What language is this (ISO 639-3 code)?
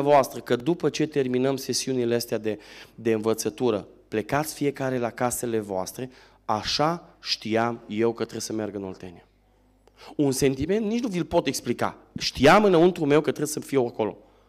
ron